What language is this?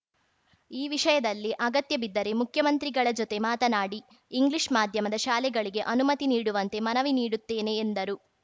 Kannada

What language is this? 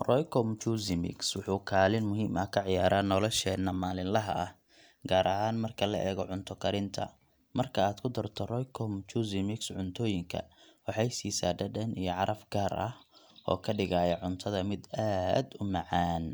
Somali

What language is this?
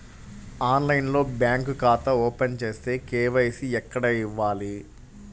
Telugu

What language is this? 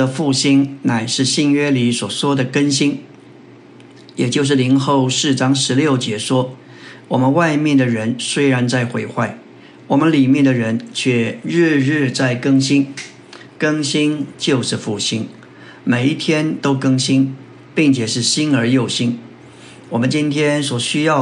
Chinese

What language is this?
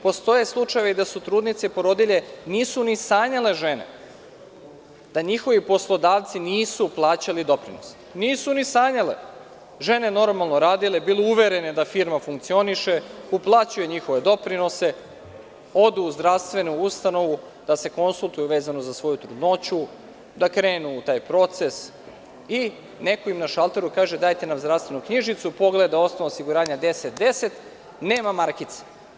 Serbian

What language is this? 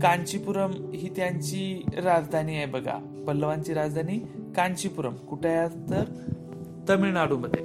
Marathi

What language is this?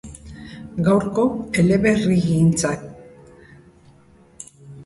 Basque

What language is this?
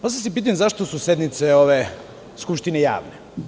Serbian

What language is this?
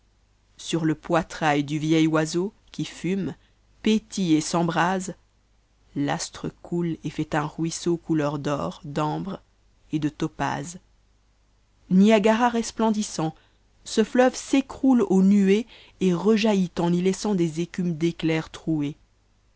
French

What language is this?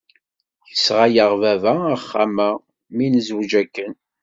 Kabyle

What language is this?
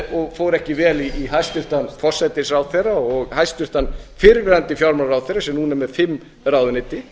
Icelandic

